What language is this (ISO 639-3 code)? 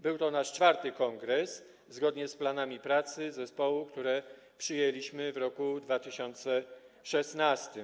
pol